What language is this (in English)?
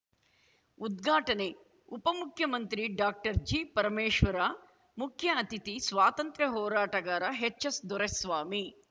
Kannada